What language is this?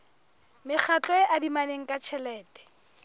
Southern Sotho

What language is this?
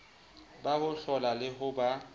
Southern Sotho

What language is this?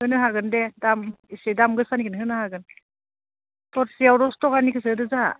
Bodo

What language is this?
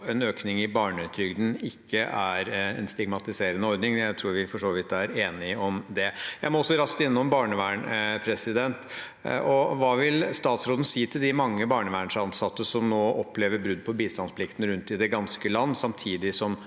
Norwegian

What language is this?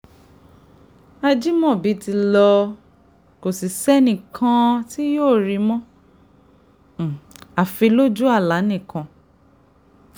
Yoruba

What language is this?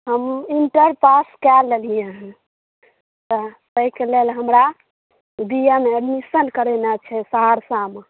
Maithili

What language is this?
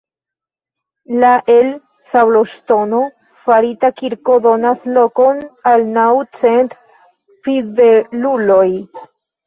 Esperanto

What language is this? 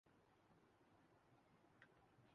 Urdu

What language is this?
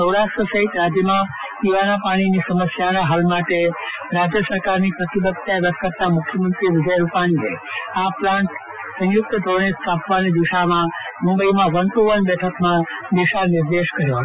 Gujarati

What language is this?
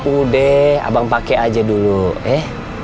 Indonesian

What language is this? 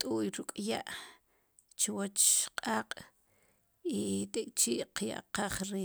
Sipacapense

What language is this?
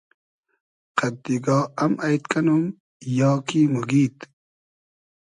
Hazaragi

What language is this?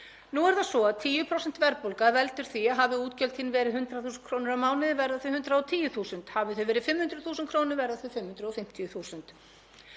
Icelandic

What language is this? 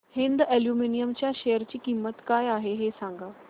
Marathi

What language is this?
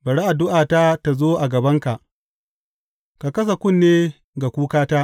Hausa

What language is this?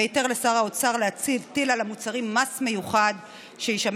Hebrew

